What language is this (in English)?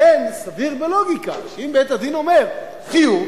Hebrew